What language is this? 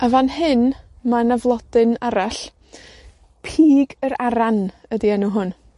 Welsh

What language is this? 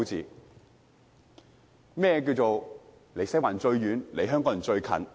Cantonese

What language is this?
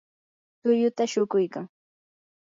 Yanahuanca Pasco Quechua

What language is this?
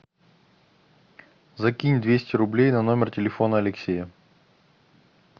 Russian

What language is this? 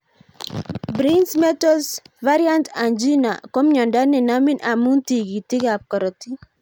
Kalenjin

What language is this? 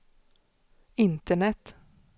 Swedish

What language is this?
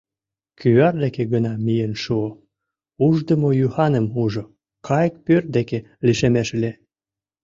Mari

